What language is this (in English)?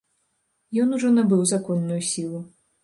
Belarusian